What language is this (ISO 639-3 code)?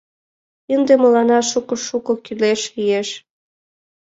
chm